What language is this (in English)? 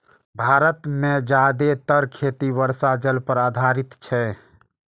Maithili